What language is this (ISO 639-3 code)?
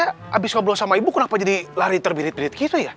ind